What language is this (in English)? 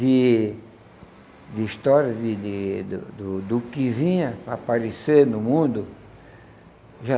Portuguese